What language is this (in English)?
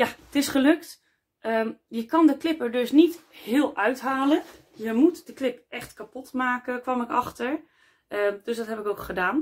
Dutch